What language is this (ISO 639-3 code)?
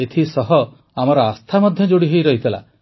ori